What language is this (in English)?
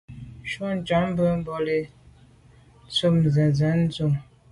Medumba